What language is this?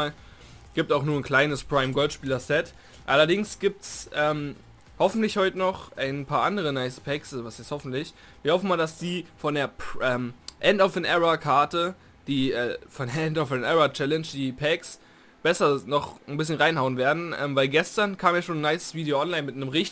German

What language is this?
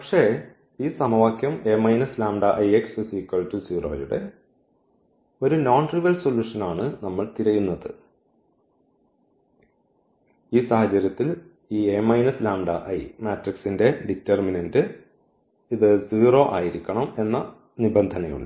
Malayalam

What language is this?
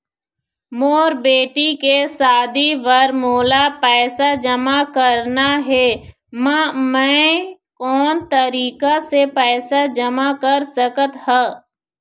Chhattisgarhi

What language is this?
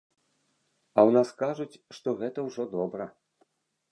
Belarusian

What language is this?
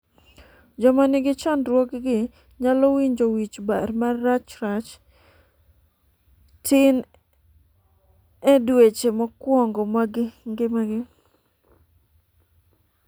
Luo (Kenya and Tanzania)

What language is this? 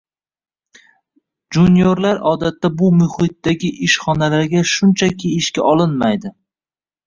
Uzbek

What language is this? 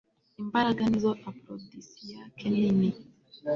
Kinyarwanda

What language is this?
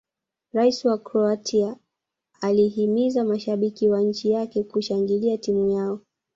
Swahili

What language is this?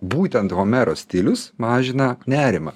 Lithuanian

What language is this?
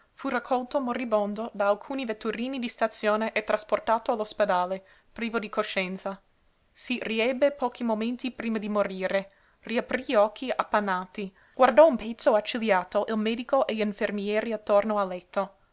Italian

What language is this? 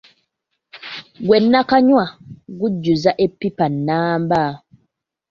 Ganda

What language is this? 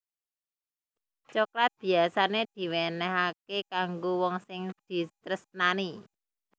Javanese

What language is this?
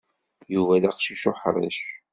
Kabyle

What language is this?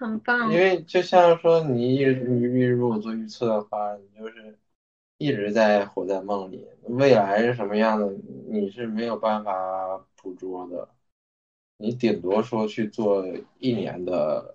Chinese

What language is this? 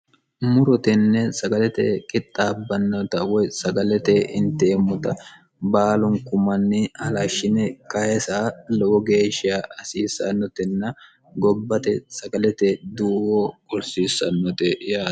Sidamo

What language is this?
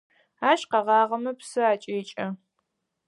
Adyghe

